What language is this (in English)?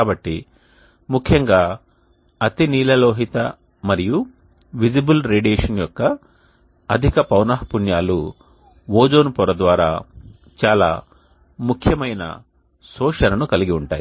Telugu